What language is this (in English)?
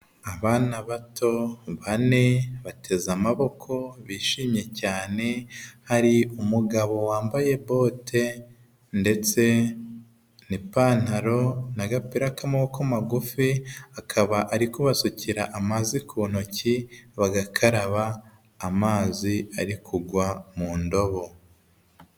Kinyarwanda